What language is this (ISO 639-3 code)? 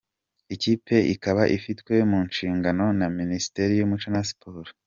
kin